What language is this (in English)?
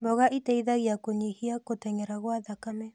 Kikuyu